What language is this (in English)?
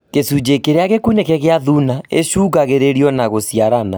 Kikuyu